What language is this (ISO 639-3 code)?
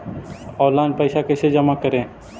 mag